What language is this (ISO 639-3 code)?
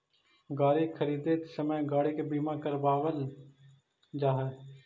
mag